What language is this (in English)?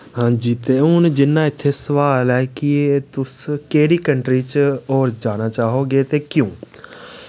Dogri